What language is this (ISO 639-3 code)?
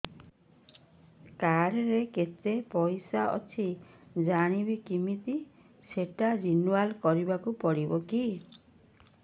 ori